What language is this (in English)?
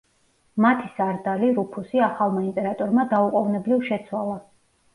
Georgian